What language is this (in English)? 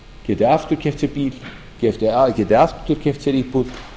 Icelandic